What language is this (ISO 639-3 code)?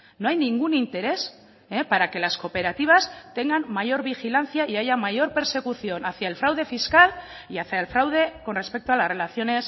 spa